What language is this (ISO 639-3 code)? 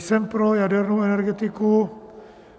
ces